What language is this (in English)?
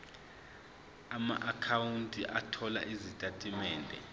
Zulu